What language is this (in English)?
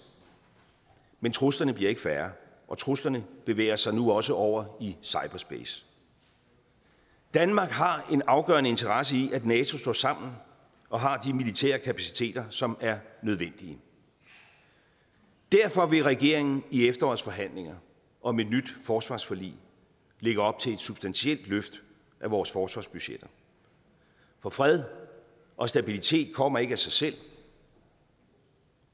Danish